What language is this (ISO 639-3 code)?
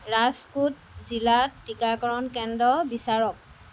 asm